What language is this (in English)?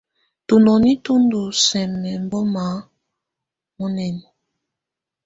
Tunen